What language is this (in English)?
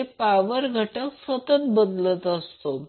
Marathi